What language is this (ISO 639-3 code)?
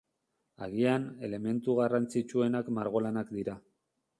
eus